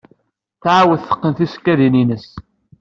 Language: Kabyle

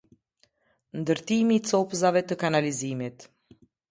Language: Albanian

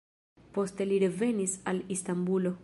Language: Esperanto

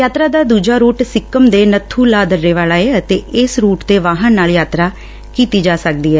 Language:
Punjabi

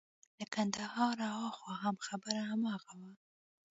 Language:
Pashto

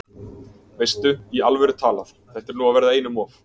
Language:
Icelandic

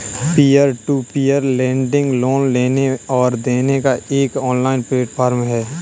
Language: Hindi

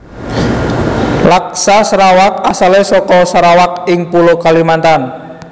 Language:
Javanese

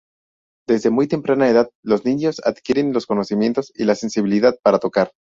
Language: Spanish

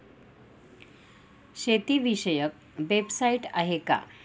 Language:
Marathi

